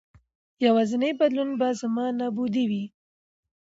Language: Pashto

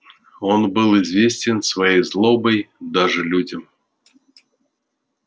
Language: Russian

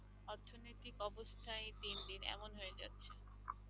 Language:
Bangla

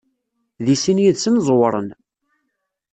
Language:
Kabyle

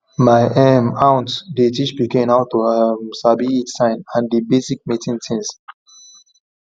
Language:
Nigerian Pidgin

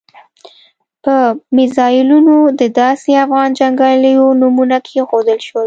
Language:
Pashto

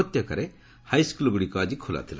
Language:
Odia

